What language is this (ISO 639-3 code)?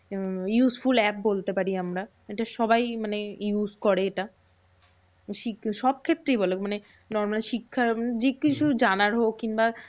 ben